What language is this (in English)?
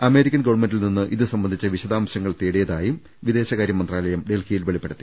Malayalam